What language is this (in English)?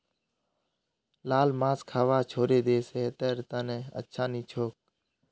Magahi